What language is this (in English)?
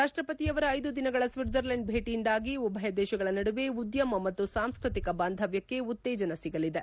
Kannada